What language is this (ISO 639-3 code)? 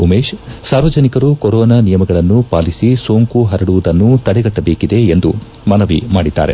kan